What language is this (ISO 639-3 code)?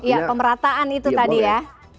ind